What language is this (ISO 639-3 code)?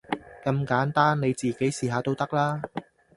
yue